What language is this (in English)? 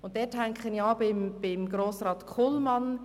Swiss German